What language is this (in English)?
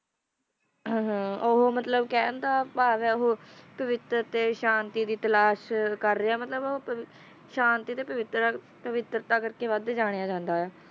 Punjabi